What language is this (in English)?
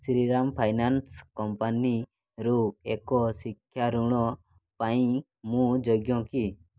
Odia